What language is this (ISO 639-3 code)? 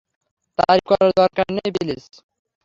ben